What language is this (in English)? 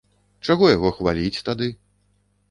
Belarusian